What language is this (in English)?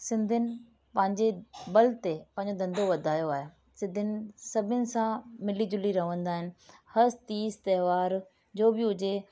Sindhi